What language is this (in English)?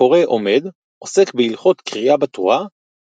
Hebrew